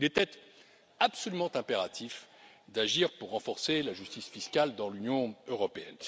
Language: French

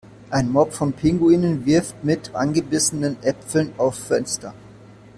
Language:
German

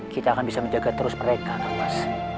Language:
Indonesian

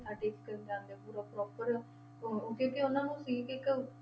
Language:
Punjabi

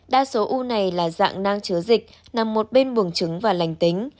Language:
Vietnamese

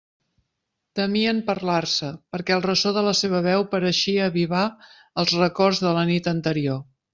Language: Catalan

